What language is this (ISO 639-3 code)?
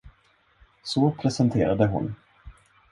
swe